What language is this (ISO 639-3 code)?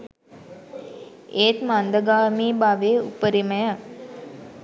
sin